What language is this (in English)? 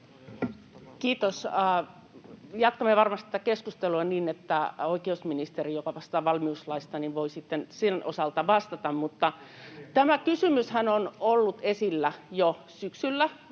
Finnish